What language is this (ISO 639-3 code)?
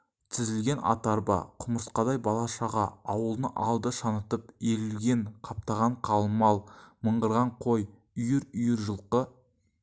kaz